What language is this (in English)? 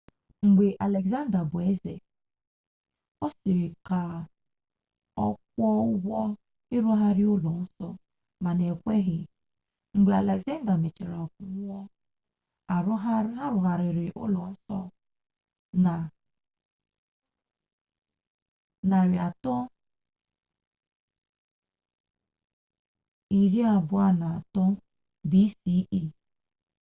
Igbo